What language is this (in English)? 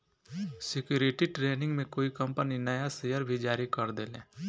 Bhojpuri